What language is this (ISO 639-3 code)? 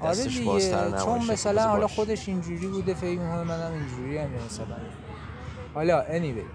fas